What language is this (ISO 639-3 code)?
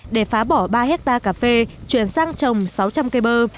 vie